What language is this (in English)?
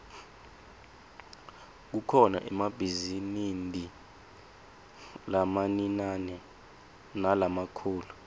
Swati